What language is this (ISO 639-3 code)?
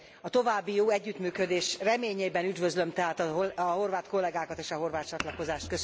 hun